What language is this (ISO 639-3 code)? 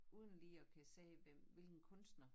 dan